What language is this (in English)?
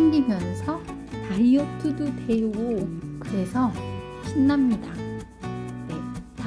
Korean